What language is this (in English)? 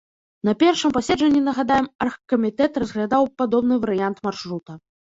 Belarusian